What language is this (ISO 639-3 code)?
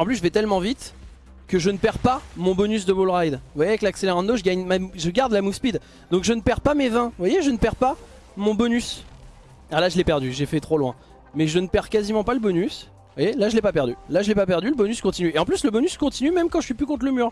fra